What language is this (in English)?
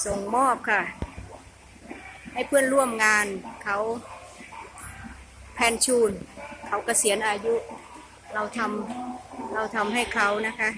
Thai